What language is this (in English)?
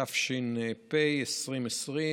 Hebrew